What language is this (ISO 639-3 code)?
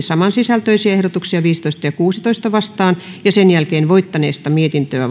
fin